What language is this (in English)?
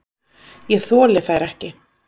Icelandic